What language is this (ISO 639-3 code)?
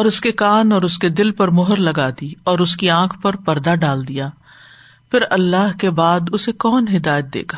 urd